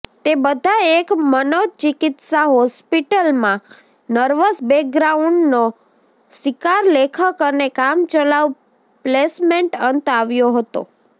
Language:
Gujarati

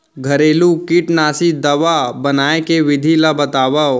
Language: Chhattisgarhi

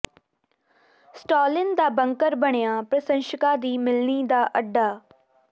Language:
Punjabi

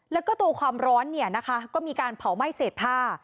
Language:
Thai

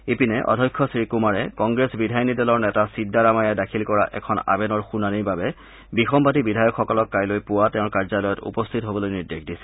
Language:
Assamese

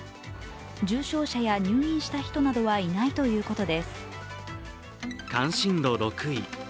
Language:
Japanese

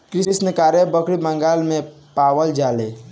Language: Bhojpuri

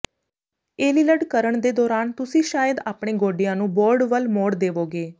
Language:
Punjabi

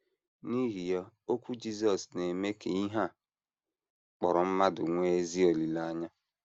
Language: Igbo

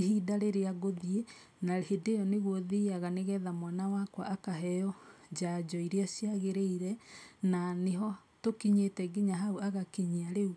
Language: Kikuyu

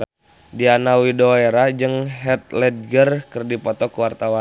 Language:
Sundanese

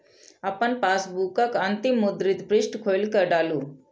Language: Maithili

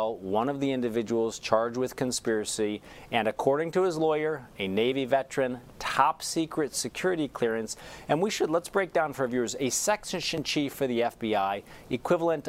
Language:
English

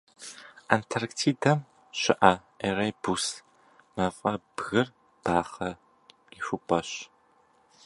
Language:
Kabardian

